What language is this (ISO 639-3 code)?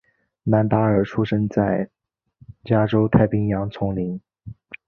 zho